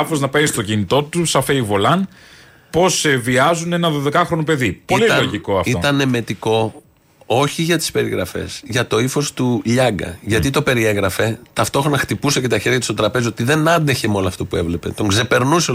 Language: Greek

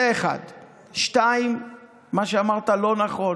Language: Hebrew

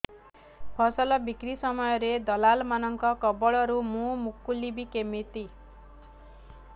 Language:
Odia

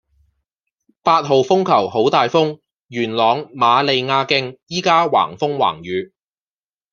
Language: Cantonese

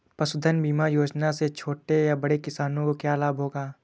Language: Hindi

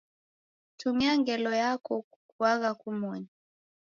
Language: Taita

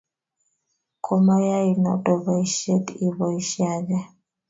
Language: Kalenjin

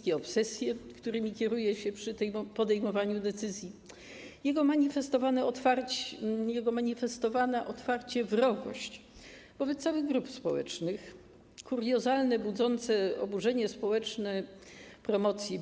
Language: Polish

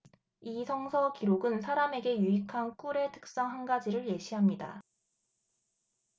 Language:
Korean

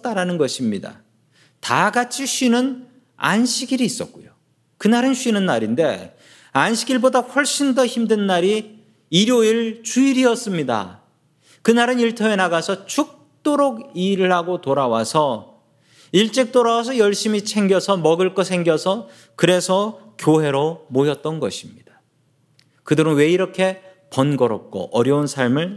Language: Korean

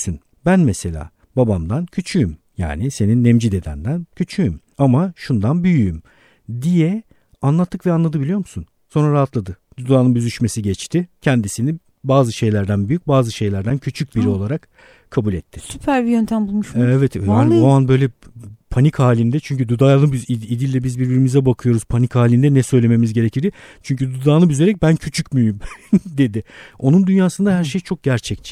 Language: Turkish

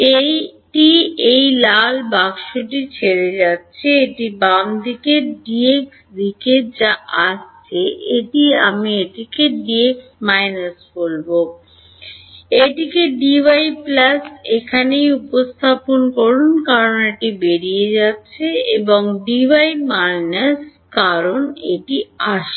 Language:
Bangla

